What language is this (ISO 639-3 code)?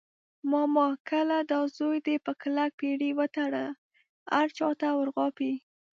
pus